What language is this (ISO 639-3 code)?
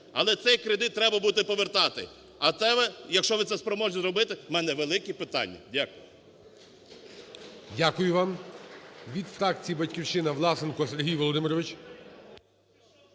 ukr